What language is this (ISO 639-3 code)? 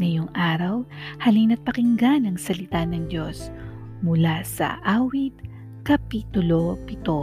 fil